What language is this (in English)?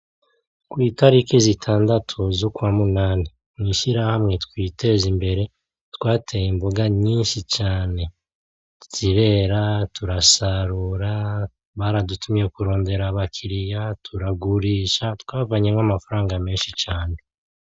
Rundi